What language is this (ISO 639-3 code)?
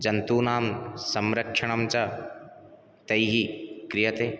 san